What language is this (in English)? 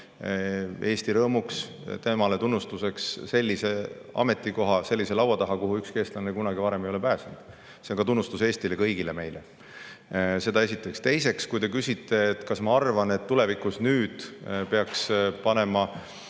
Estonian